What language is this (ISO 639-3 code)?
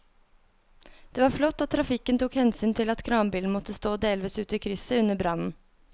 nor